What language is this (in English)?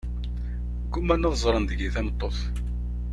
Kabyle